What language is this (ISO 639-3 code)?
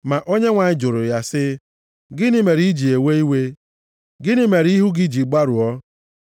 ibo